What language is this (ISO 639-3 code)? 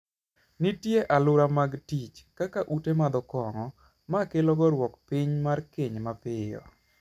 luo